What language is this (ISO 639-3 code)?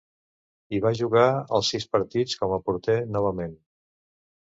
cat